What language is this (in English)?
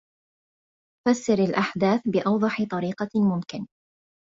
Arabic